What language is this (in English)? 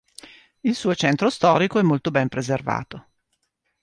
Italian